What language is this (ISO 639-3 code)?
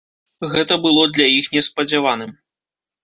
bel